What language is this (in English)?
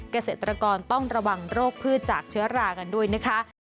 Thai